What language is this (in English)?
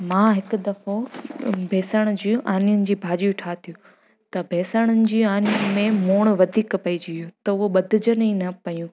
Sindhi